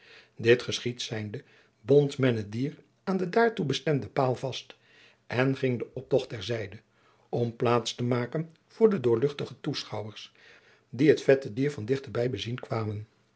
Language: Dutch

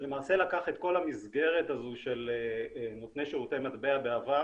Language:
Hebrew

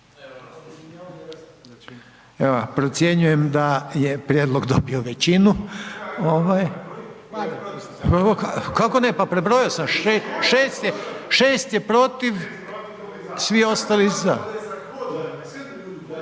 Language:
Croatian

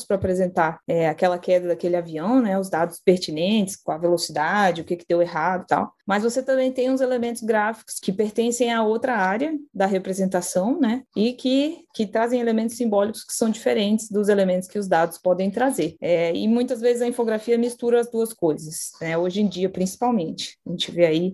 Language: Portuguese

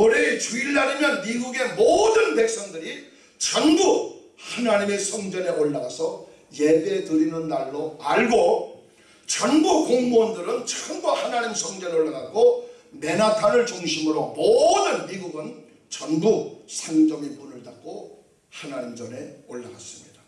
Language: Korean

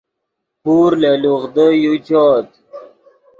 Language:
Yidgha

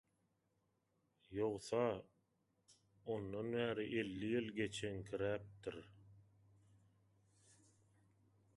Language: Turkmen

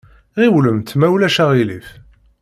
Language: Kabyle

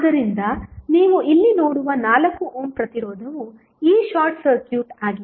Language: Kannada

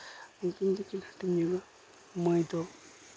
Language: Santali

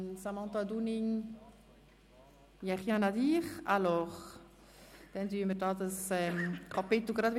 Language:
Swiss German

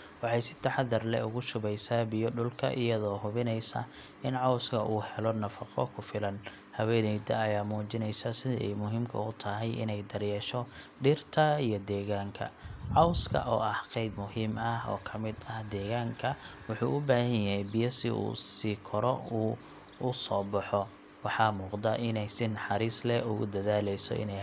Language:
Somali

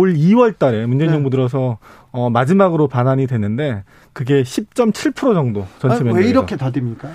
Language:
Korean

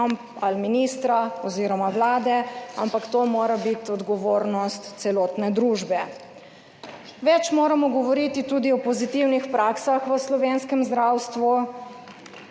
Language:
Slovenian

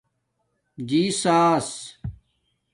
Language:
Domaaki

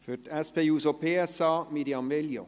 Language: Swiss German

